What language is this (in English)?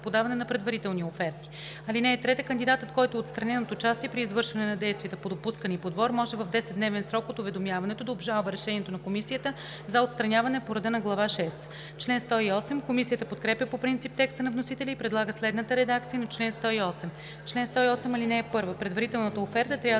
Bulgarian